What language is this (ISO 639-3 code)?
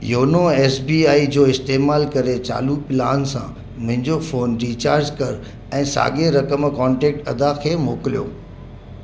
snd